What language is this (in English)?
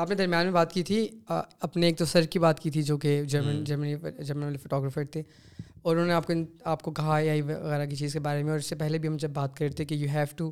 Urdu